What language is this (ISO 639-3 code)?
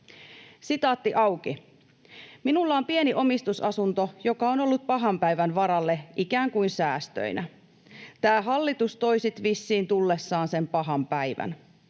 fin